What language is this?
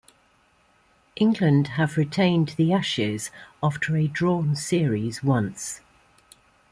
English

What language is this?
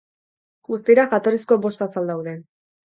Basque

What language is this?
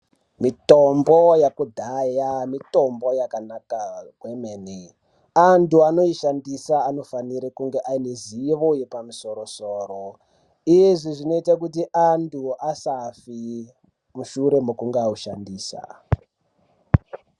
Ndau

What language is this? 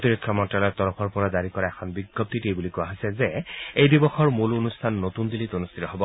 Assamese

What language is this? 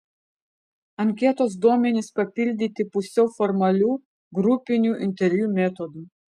Lithuanian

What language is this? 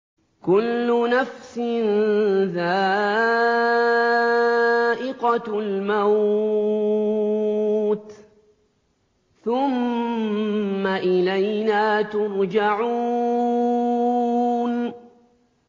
Arabic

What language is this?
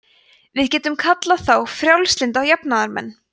Icelandic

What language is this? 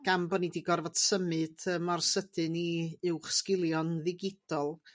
Welsh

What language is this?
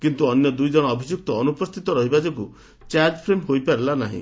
Odia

